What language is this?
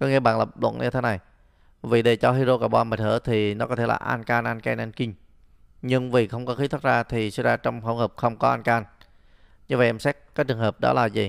Vietnamese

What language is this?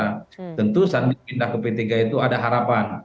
Indonesian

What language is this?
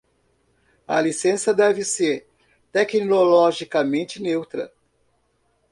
Portuguese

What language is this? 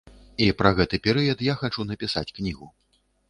Belarusian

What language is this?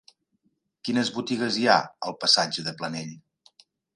Catalan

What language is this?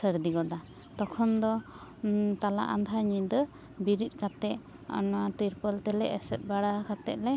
Santali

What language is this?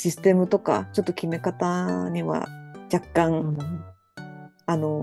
Japanese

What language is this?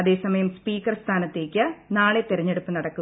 Malayalam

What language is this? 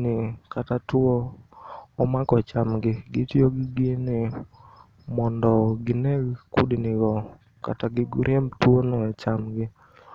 Luo (Kenya and Tanzania)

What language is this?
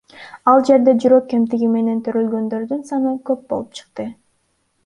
Kyrgyz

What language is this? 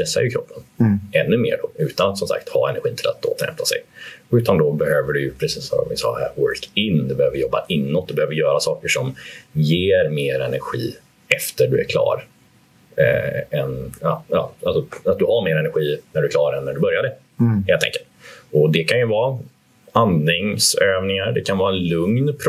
Swedish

